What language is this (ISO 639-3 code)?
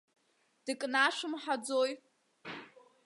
abk